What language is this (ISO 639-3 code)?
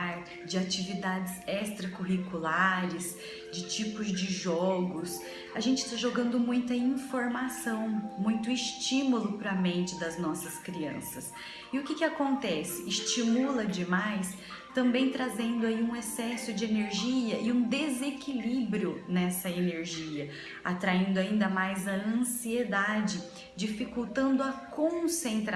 por